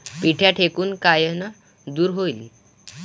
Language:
Marathi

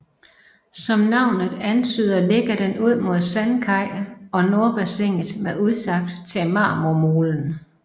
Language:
Danish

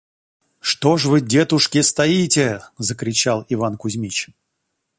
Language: Russian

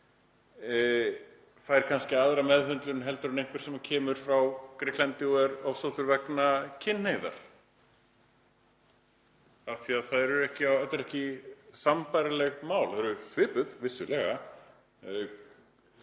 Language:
Icelandic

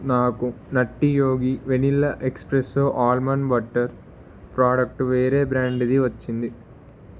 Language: Telugu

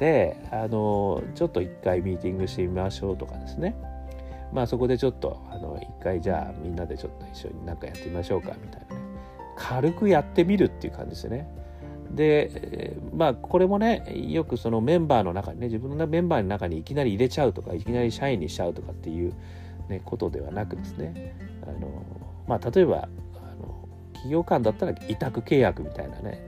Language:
Japanese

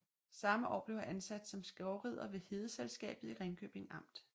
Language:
Danish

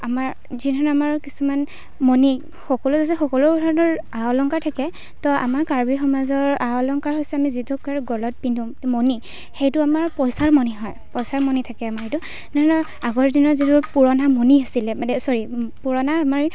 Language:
Assamese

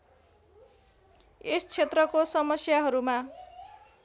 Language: Nepali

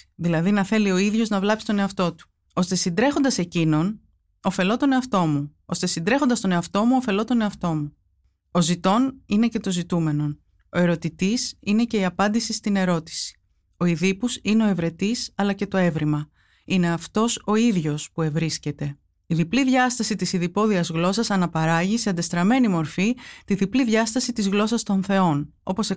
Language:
Greek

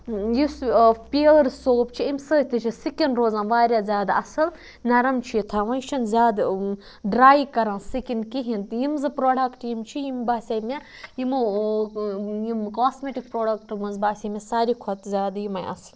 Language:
Kashmiri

